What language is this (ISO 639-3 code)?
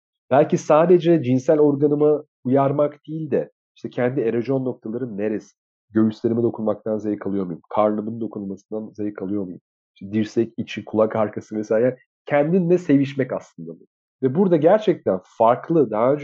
tur